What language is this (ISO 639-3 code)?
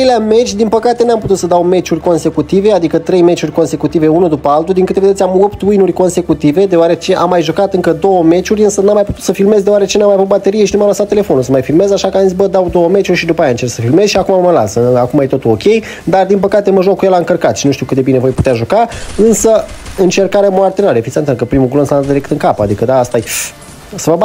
ron